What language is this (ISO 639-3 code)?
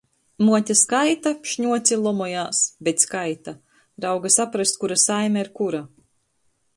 ltg